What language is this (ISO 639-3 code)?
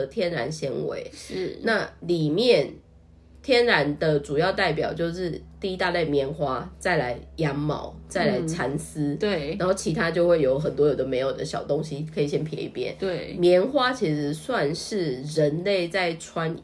zho